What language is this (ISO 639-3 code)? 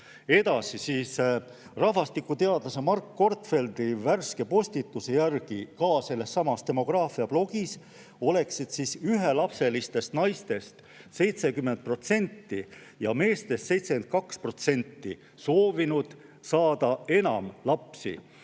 est